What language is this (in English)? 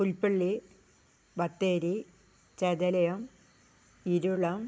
Malayalam